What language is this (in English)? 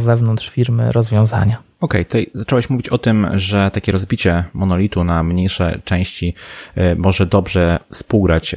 Polish